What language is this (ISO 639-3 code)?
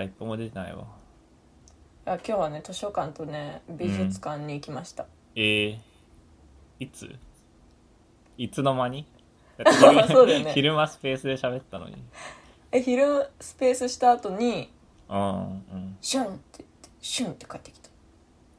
jpn